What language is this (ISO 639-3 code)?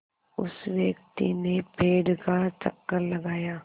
hin